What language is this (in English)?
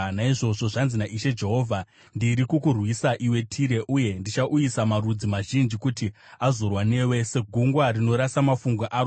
Shona